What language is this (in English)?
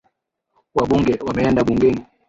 Swahili